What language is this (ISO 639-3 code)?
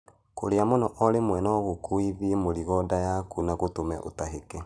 kik